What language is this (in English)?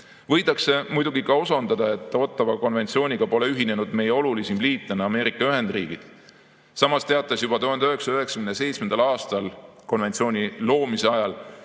Estonian